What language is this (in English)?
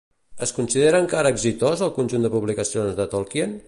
Catalan